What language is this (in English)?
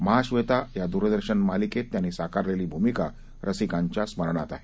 Marathi